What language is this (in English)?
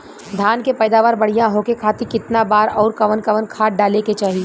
Bhojpuri